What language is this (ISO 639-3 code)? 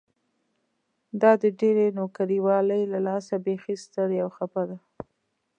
pus